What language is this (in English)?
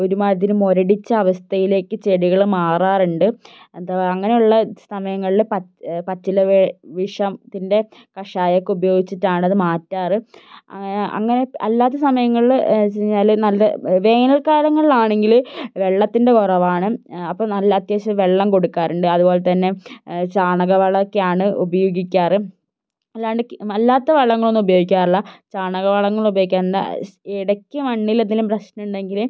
Malayalam